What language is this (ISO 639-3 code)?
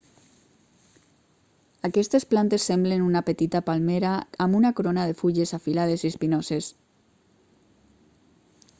cat